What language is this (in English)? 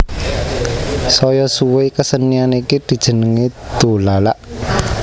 Javanese